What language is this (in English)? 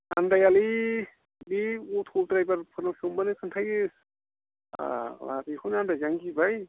Bodo